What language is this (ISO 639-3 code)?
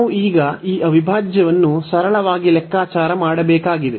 kan